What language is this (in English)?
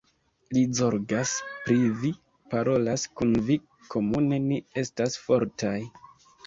Esperanto